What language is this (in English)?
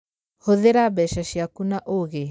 Kikuyu